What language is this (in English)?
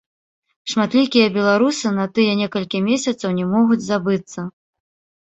Belarusian